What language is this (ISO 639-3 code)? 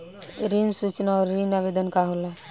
bho